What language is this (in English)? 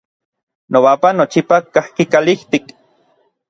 Orizaba Nahuatl